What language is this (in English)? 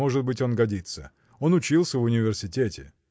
Russian